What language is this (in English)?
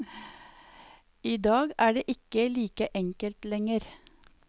Norwegian